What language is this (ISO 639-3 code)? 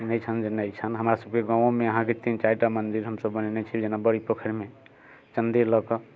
mai